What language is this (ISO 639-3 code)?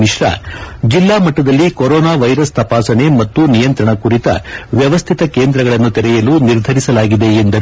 kan